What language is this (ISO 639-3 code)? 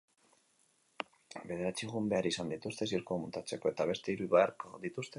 eus